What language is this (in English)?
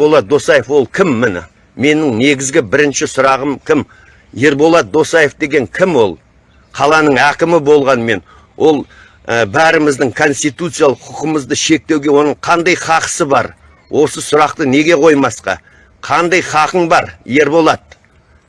Turkish